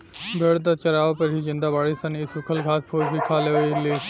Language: Bhojpuri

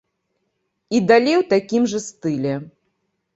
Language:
Belarusian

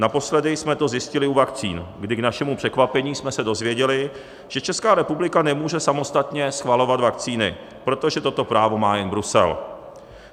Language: Czech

